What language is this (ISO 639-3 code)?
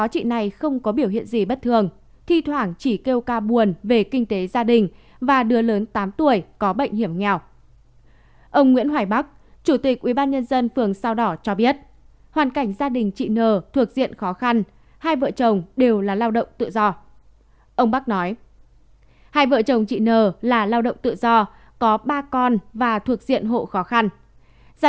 vie